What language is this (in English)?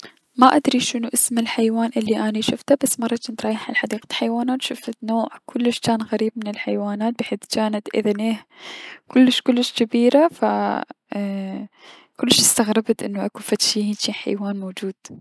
Mesopotamian Arabic